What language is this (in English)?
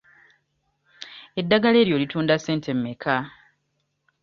Ganda